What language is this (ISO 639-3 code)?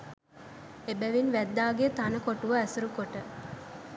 sin